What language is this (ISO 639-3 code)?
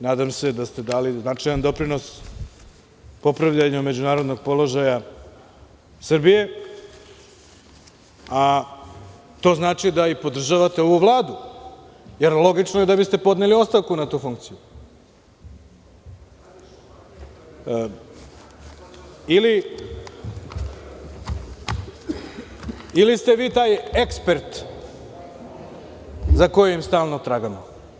srp